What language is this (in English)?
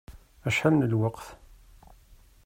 Kabyle